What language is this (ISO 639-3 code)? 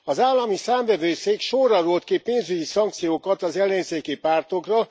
hun